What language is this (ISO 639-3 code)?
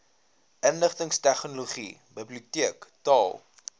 afr